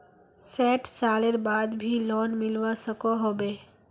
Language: Magahi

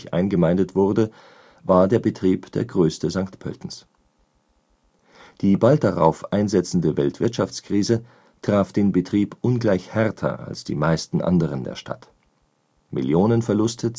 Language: German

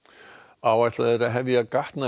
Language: Icelandic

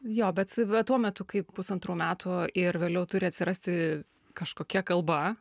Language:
Lithuanian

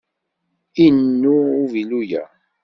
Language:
Kabyle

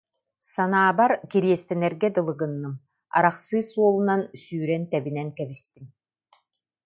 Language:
Yakut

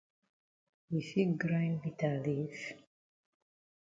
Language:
Cameroon Pidgin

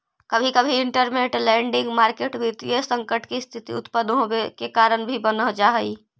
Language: Magahi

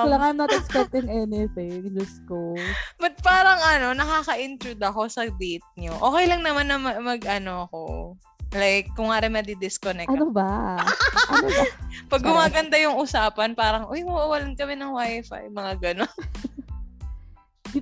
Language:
Filipino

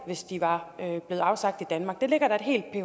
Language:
Danish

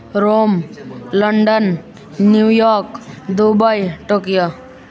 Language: Nepali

